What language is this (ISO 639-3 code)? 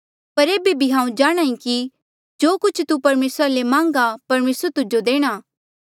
mjl